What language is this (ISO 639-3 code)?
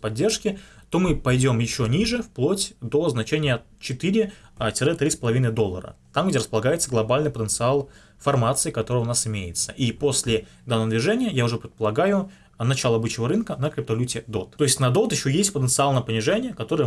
rus